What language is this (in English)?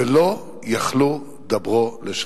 Hebrew